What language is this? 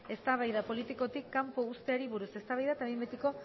Basque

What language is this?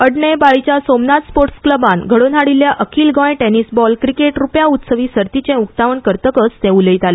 Konkani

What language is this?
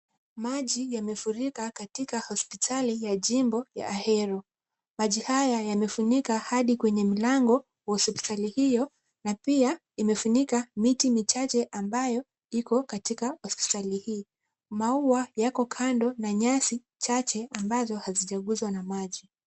Swahili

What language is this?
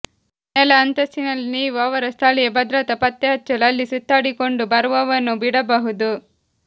Kannada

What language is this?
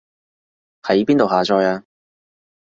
Cantonese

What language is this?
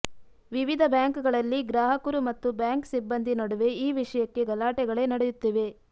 Kannada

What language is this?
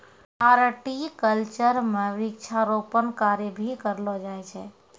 Maithili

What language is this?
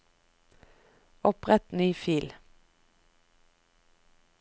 Norwegian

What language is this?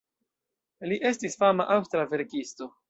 Esperanto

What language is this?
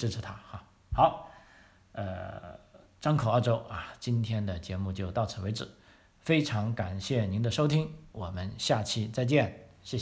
Chinese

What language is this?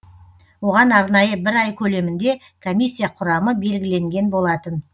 Kazakh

